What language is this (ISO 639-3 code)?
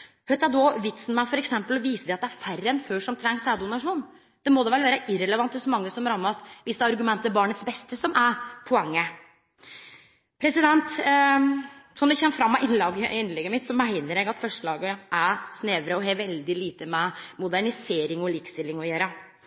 nno